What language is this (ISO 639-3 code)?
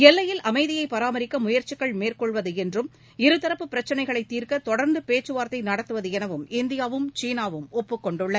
tam